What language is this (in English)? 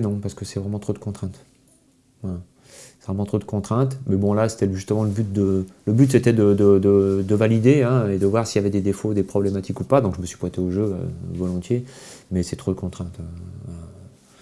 French